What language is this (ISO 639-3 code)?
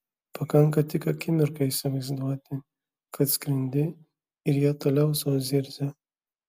lit